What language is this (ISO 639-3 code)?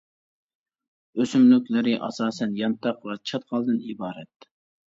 uig